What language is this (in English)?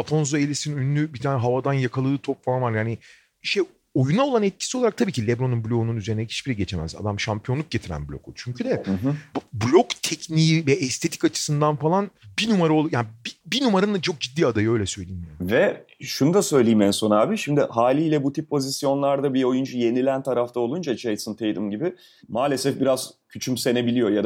Turkish